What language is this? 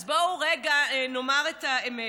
Hebrew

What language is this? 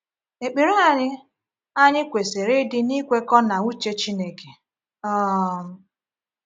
Igbo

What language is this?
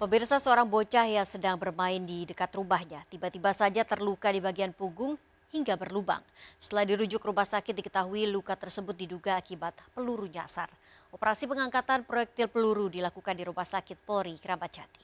Indonesian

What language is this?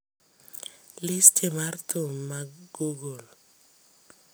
Luo (Kenya and Tanzania)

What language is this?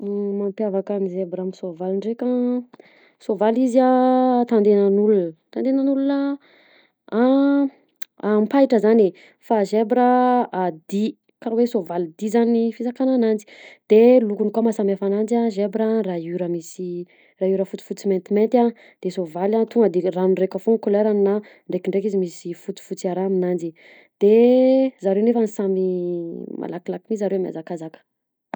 Southern Betsimisaraka Malagasy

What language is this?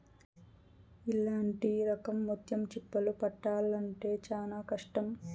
Telugu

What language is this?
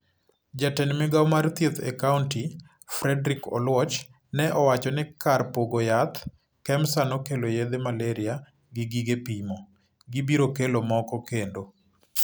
Luo (Kenya and Tanzania)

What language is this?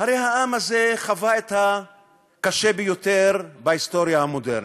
Hebrew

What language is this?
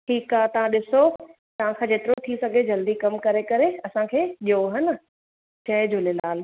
Sindhi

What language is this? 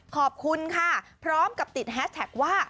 Thai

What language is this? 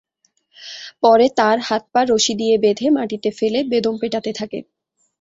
Bangla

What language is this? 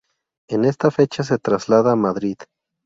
Spanish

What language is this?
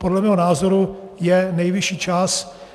Czech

